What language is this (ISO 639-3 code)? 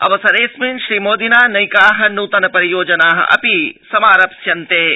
san